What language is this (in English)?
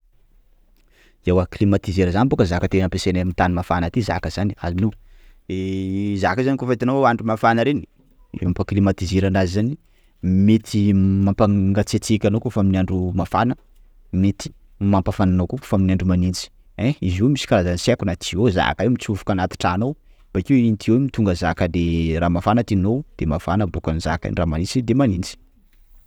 Sakalava Malagasy